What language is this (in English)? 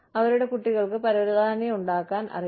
Malayalam